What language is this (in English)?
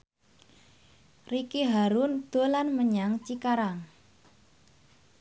Javanese